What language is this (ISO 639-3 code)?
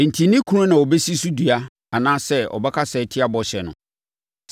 aka